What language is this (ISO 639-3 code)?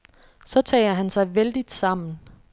dan